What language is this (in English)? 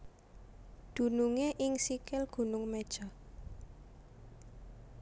Javanese